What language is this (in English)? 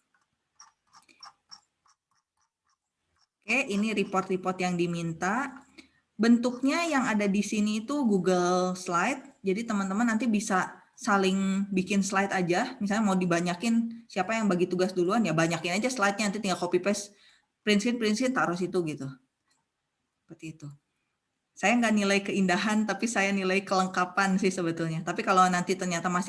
Indonesian